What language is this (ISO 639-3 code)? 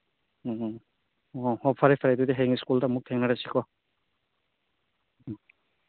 mni